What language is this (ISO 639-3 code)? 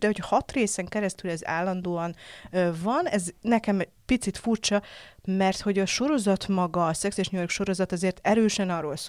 hun